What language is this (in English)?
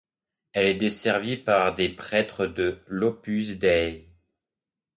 French